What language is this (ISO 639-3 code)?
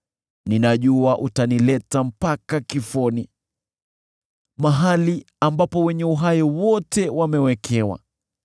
swa